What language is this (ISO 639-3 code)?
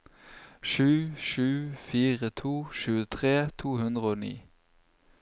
nor